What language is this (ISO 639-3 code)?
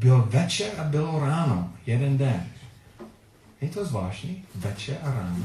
ces